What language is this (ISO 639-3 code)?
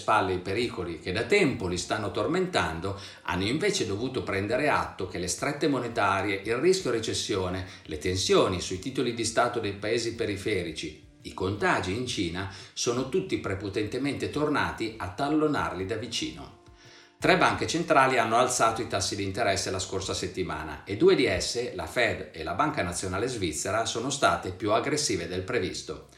ita